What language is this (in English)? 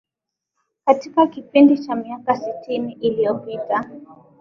Swahili